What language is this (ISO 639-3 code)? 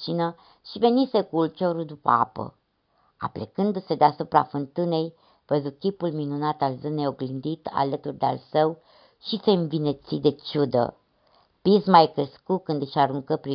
ron